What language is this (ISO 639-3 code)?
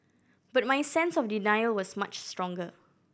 eng